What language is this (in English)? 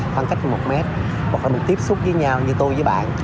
Vietnamese